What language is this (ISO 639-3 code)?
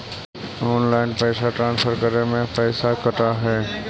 mag